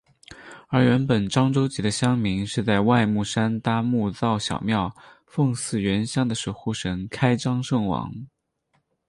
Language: Chinese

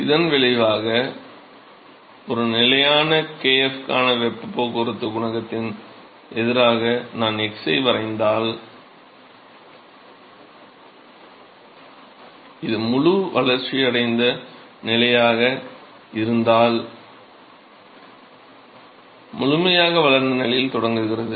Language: Tamil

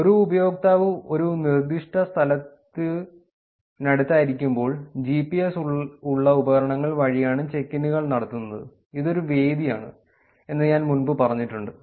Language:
Malayalam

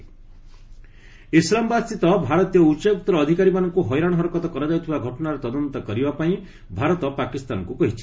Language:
Odia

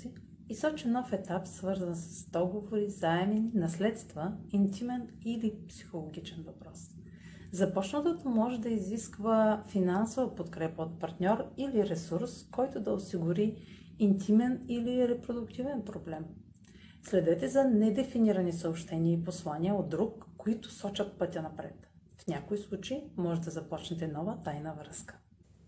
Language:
Bulgarian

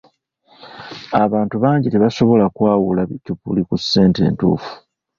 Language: Ganda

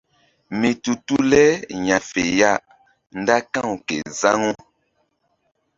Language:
Mbum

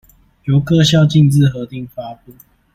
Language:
Chinese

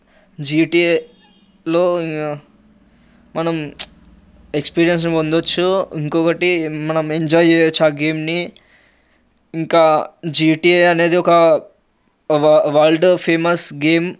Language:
Telugu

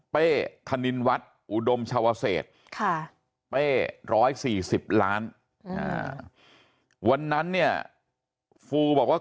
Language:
Thai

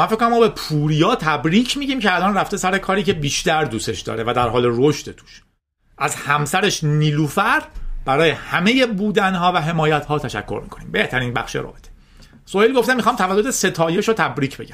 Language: Persian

